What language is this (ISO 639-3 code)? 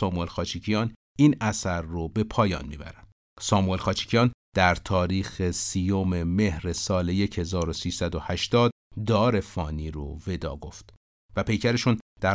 fas